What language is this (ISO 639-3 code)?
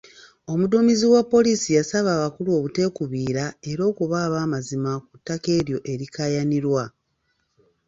lug